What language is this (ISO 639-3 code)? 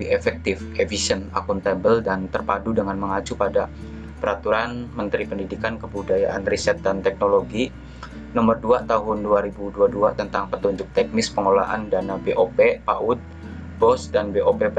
ind